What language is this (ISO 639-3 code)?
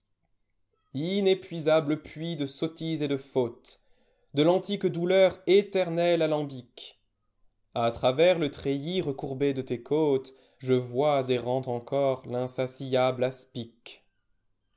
fra